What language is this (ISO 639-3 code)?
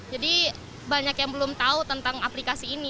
ind